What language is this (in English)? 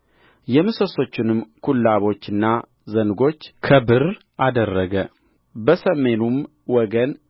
Amharic